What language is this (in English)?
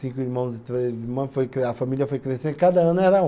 Portuguese